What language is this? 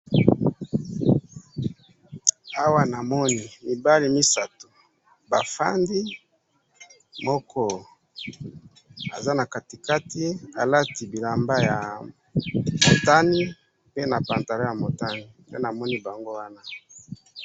Lingala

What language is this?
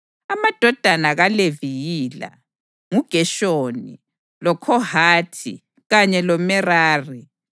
North Ndebele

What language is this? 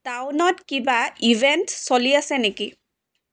Assamese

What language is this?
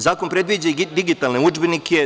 Serbian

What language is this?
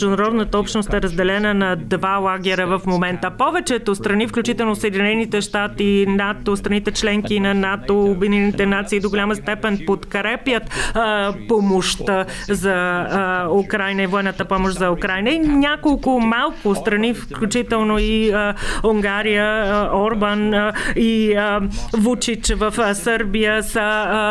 Bulgarian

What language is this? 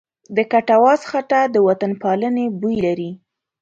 Pashto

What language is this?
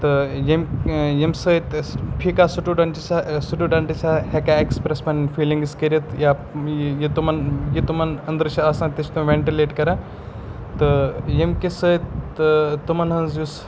Kashmiri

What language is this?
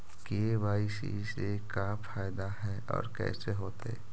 Magahi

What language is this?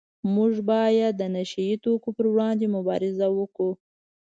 Pashto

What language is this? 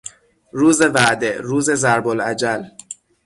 Persian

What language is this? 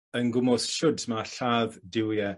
Welsh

